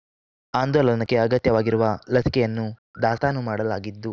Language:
Kannada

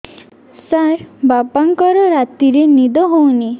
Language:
Odia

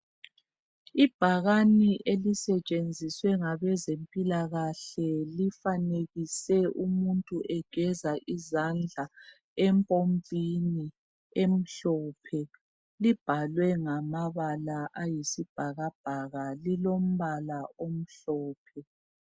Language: North Ndebele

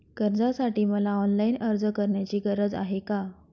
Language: Marathi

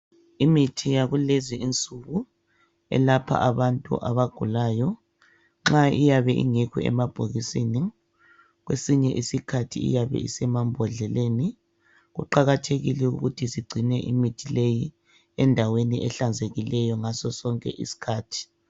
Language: North Ndebele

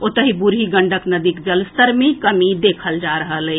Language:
Maithili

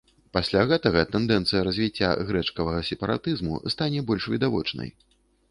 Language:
Belarusian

